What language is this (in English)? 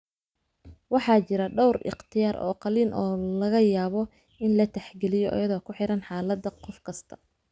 Somali